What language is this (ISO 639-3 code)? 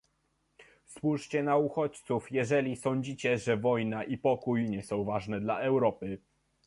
pol